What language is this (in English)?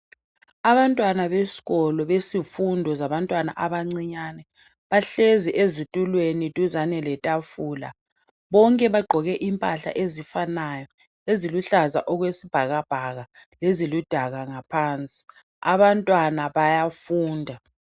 North Ndebele